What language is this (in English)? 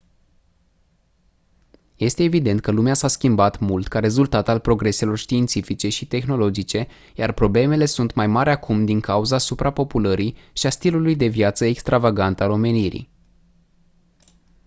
Romanian